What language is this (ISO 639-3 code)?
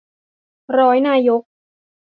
tha